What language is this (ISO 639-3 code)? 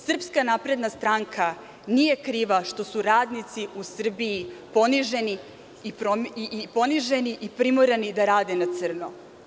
srp